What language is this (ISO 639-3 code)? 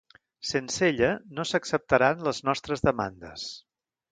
cat